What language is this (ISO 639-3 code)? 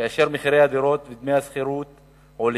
heb